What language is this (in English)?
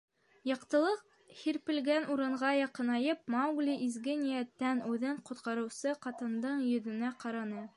Bashkir